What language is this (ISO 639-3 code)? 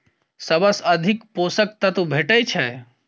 mai